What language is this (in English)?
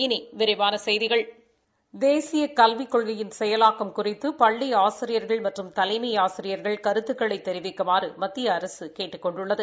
Tamil